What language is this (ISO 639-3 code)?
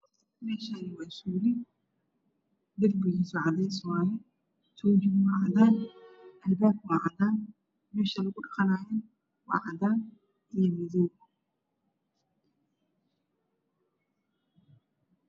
som